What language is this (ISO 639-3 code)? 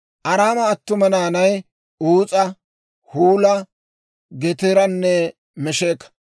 dwr